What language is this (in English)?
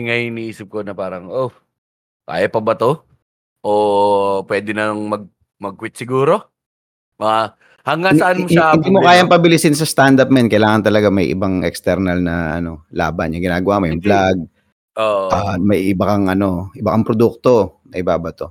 Filipino